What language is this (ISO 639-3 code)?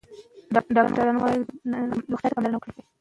pus